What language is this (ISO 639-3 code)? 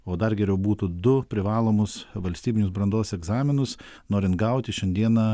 lit